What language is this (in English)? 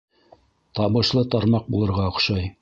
Bashkir